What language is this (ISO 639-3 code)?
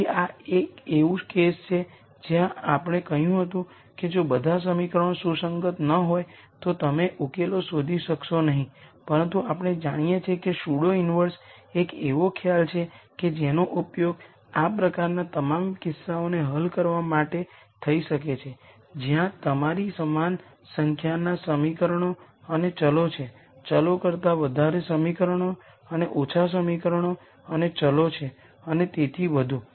guj